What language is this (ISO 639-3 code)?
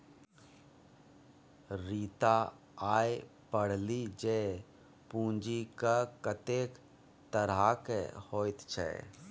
mai